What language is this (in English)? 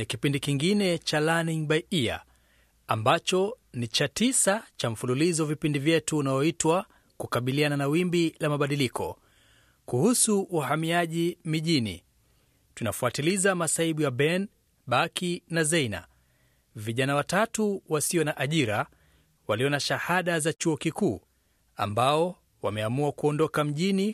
Swahili